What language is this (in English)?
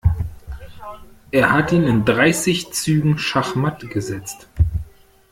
German